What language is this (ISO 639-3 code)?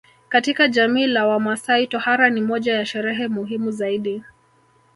swa